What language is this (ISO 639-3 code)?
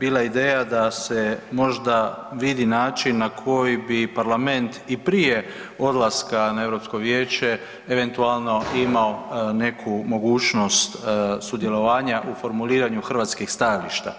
hrv